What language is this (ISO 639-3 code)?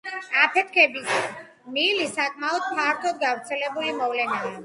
kat